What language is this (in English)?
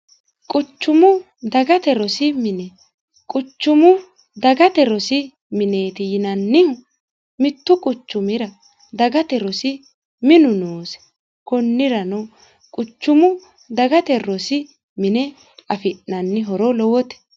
Sidamo